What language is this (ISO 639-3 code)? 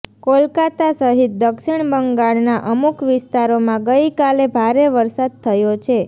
guj